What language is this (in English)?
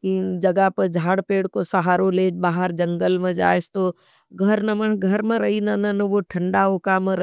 Nimadi